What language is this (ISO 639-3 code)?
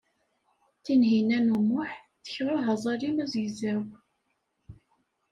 kab